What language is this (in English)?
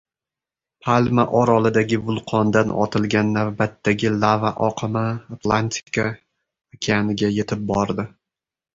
Uzbek